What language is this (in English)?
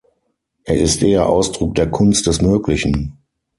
German